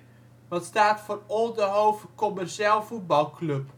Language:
Dutch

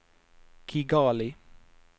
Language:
Norwegian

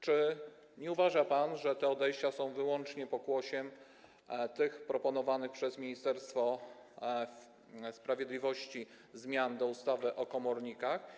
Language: Polish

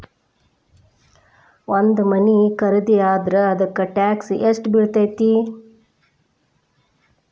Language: Kannada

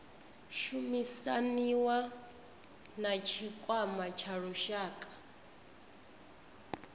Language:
Venda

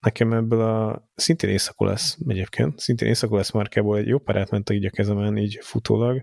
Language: Hungarian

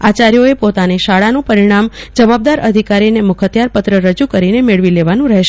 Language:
Gujarati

